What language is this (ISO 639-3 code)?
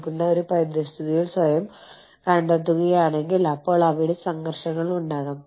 mal